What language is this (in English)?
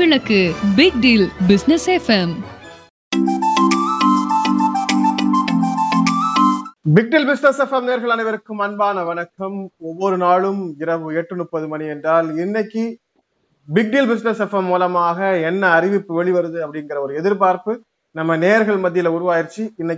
Tamil